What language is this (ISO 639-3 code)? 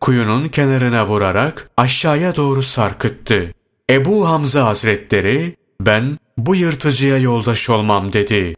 tur